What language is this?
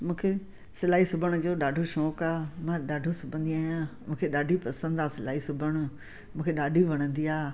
Sindhi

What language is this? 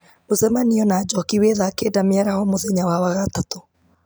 Kikuyu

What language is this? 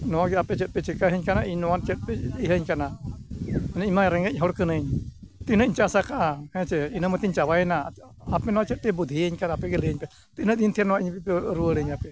Santali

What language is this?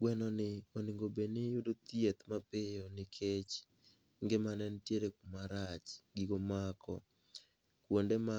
Luo (Kenya and Tanzania)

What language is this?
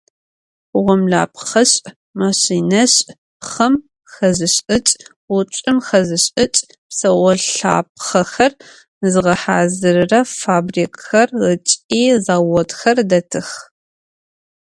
Adyghe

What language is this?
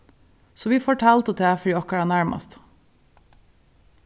Faroese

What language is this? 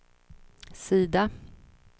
Swedish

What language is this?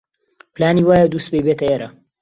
Central Kurdish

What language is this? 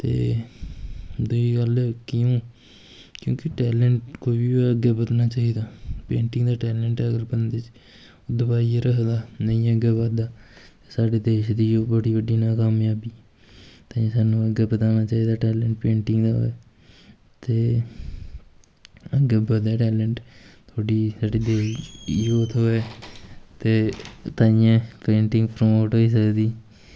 Dogri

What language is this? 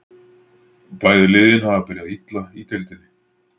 Icelandic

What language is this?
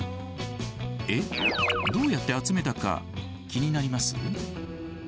Japanese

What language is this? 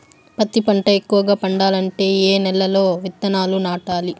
Telugu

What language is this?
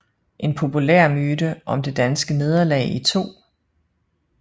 Danish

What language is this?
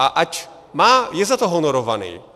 Czech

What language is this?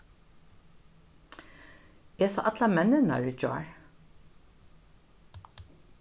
Faroese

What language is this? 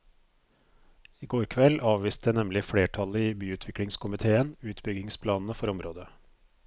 Norwegian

